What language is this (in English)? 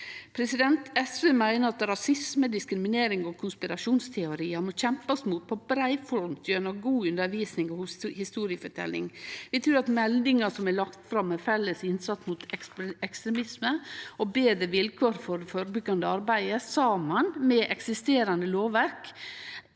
Norwegian